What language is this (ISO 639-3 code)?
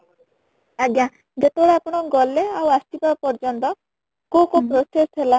ori